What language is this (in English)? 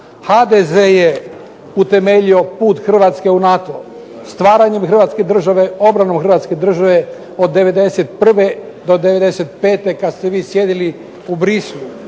Croatian